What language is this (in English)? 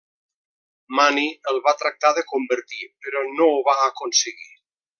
Catalan